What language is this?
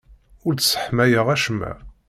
Kabyle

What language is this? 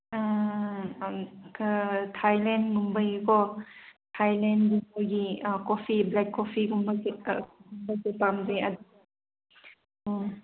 Manipuri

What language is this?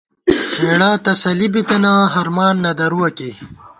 Gawar-Bati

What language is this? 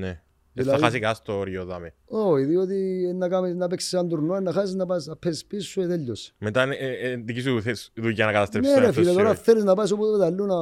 Greek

